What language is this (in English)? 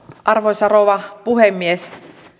Finnish